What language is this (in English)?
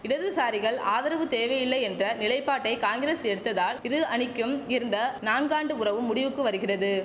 Tamil